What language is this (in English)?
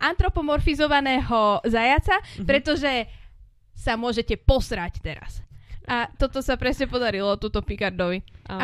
Slovak